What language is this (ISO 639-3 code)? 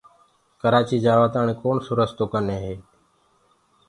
ggg